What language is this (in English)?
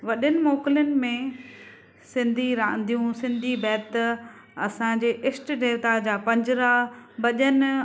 Sindhi